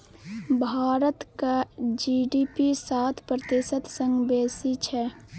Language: Maithili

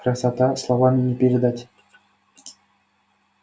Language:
Russian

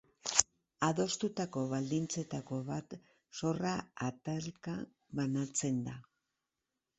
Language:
Basque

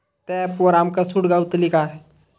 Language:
Marathi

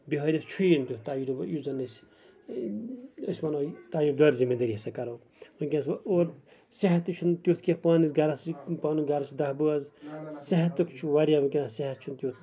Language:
Kashmiri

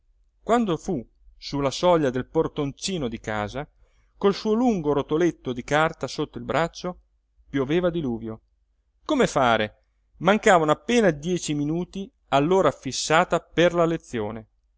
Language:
Italian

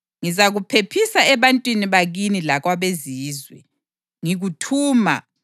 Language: North Ndebele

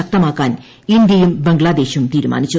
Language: Malayalam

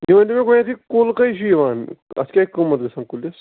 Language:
Kashmiri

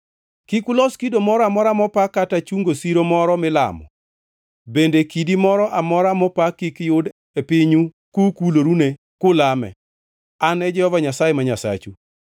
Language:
Luo (Kenya and Tanzania)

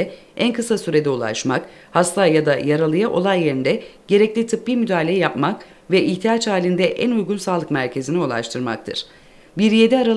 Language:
Turkish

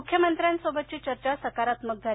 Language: Marathi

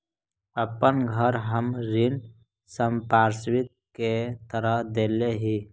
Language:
Magahi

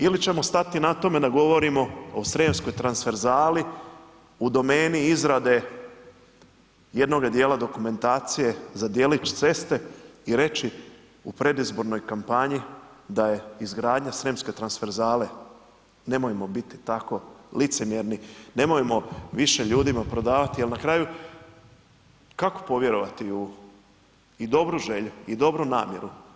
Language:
Croatian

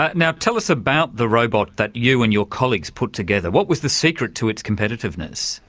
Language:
English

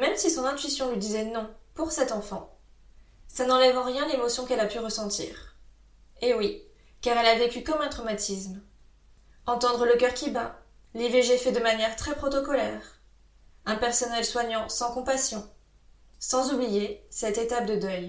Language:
French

